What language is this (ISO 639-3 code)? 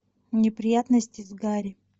rus